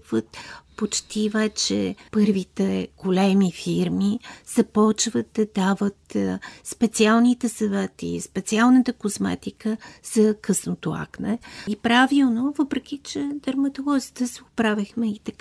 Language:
Bulgarian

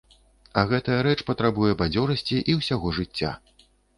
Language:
Belarusian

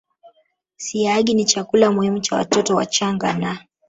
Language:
Swahili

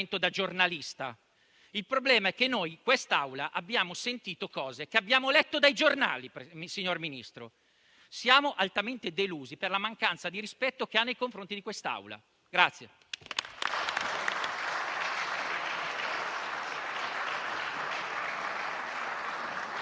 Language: Italian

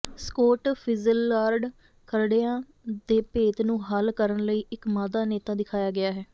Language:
Punjabi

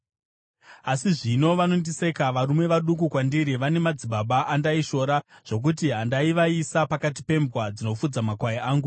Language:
Shona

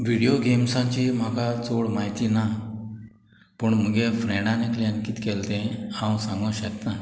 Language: Konkani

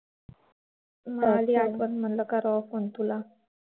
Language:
Marathi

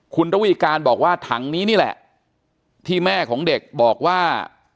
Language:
Thai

